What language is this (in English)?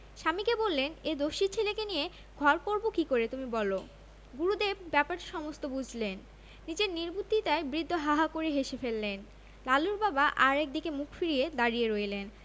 Bangla